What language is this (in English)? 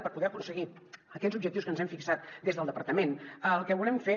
Catalan